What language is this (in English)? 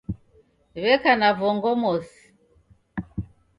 Taita